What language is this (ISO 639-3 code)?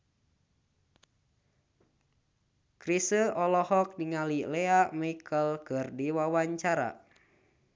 sun